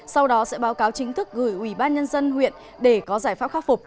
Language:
Vietnamese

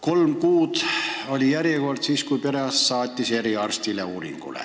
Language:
Estonian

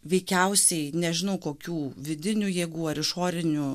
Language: Lithuanian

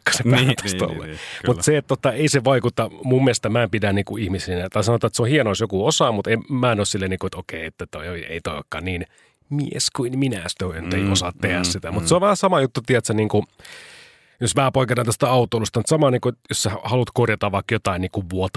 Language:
Finnish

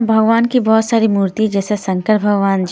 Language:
Hindi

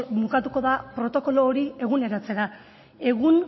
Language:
Basque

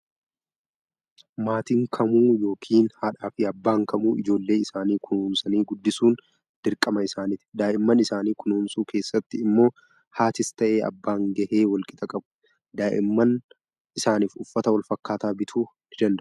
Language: Oromo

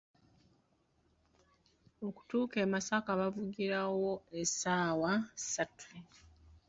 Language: Ganda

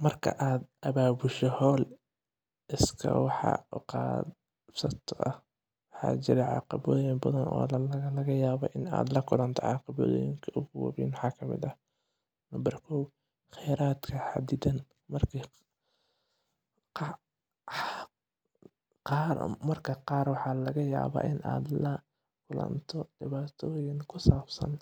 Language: Somali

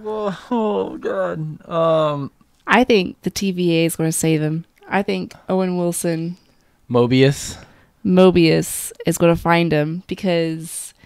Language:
English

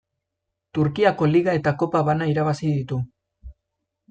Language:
Basque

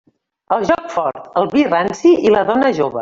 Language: Catalan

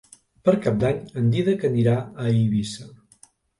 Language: Catalan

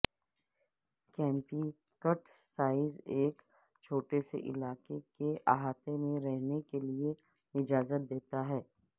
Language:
Urdu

